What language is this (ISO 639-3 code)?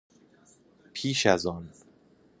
fas